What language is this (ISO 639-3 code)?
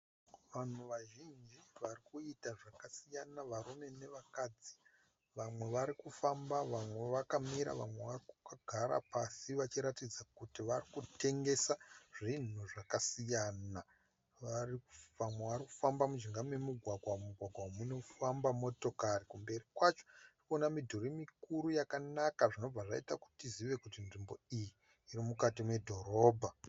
sna